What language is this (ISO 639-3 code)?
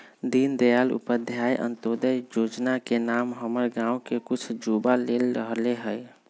mag